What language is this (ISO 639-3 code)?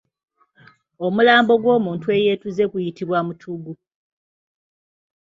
lug